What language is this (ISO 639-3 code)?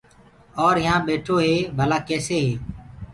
ggg